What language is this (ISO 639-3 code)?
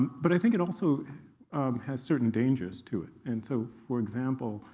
eng